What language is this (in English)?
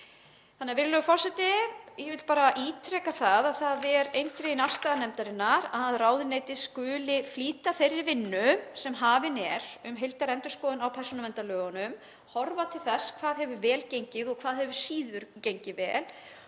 Icelandic